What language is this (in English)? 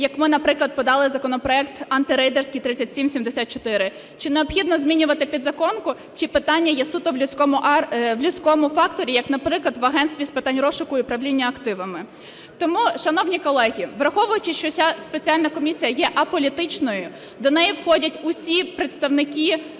Ukrainian